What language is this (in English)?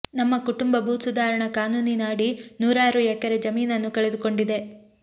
Kannada